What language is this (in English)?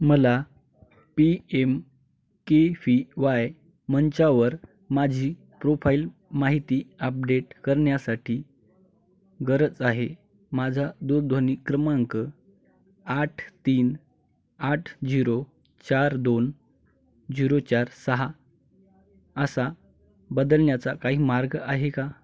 Marathi